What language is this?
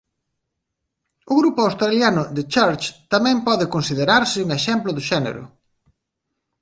Galician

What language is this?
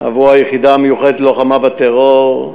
Hebrew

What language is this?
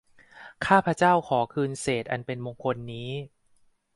Thai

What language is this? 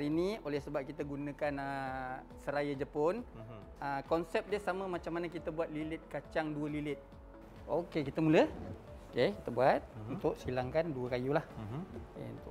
Malay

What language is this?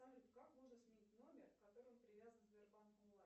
Russian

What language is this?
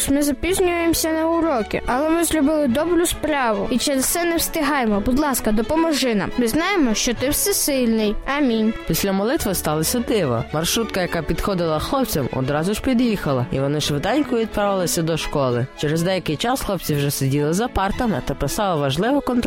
Ukrainian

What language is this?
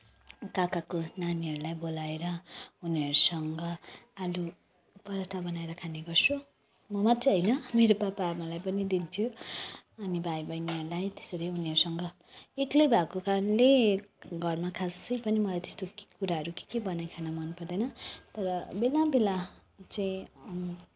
Nepali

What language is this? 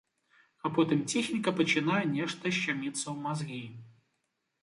Belarusian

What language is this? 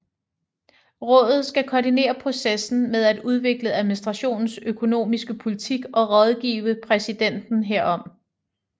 Danish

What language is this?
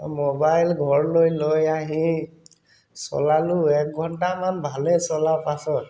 Assamese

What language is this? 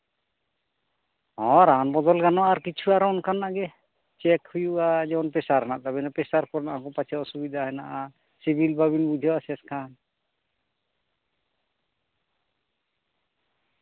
Santali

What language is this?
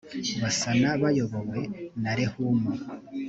Kinyarwanda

